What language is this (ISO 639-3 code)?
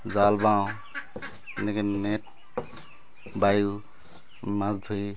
asm